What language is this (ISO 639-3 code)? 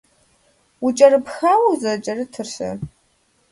kbd